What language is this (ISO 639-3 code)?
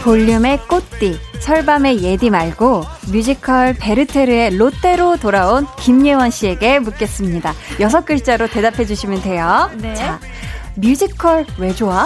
kor